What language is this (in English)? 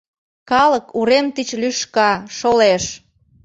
Mari